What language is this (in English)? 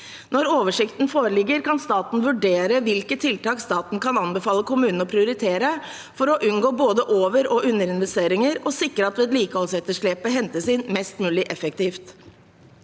Norwegian